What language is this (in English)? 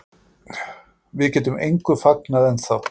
Icelandic